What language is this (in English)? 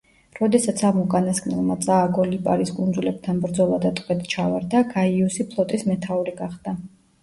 Georgian